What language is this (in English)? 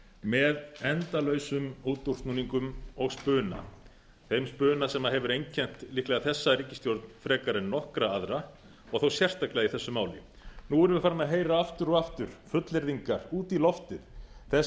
Icelandic